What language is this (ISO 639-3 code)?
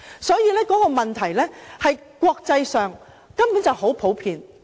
yue